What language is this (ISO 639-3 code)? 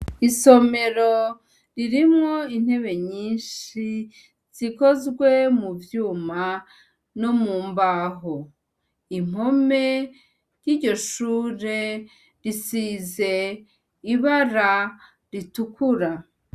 run